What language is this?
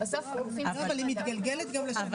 Hebrew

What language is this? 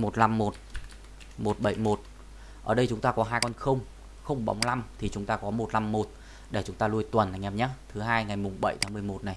Vietnamese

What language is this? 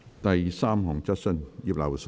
Cantonese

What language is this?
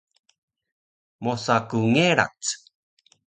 Taroko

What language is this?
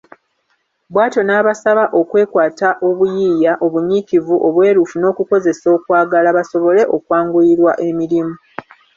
Ganda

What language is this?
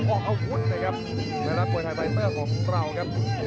Thai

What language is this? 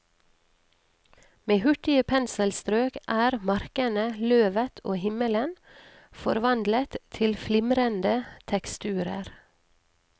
Norwegian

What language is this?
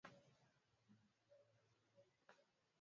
Swahili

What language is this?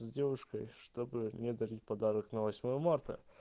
Russian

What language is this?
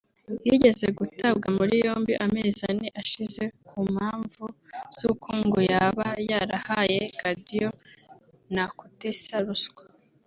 Kinyarwanda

